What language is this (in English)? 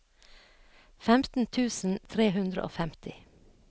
Norwegian